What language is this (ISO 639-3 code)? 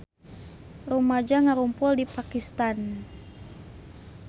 sun